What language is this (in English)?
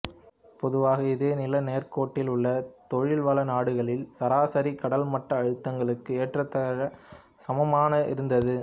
Tamil